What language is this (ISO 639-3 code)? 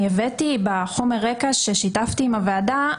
heb